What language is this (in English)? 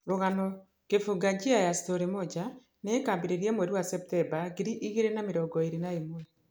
Kikuyu